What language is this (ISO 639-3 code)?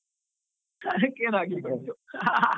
kan